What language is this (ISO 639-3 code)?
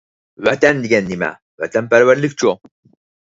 uig